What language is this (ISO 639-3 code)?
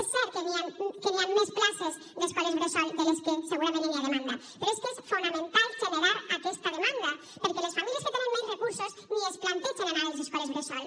cat